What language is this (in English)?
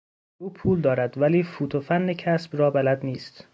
Persian